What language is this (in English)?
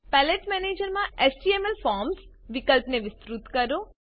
Gujarati